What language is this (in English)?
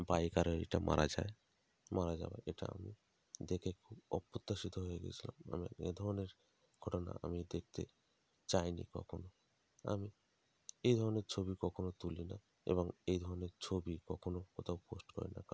Bangla